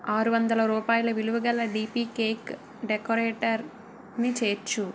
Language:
Telugu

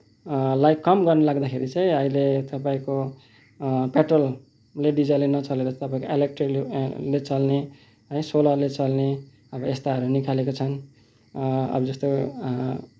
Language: Nepali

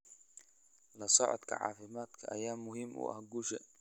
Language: Somali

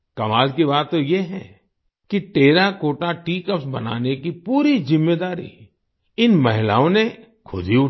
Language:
Hindi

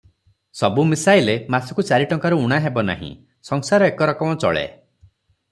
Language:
Odia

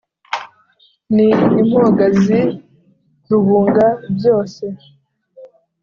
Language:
Kinyarwanda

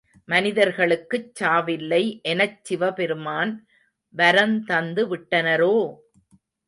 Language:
Tamil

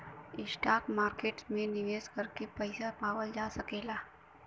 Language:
Bhojpuri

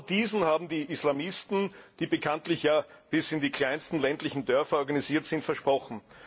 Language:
German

